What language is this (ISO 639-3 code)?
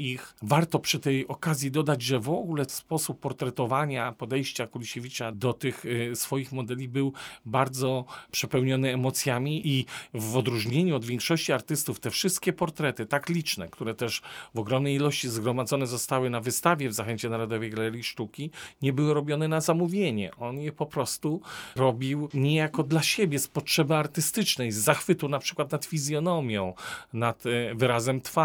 pol